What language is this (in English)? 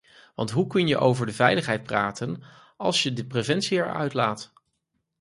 Dutch